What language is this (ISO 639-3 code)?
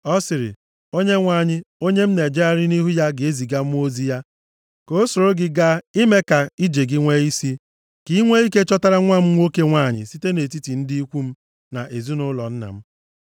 ibo